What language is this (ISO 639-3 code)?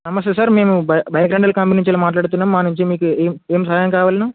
tel